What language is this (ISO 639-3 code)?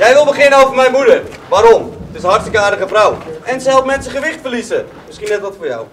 nld